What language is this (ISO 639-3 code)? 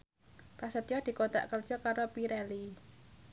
jav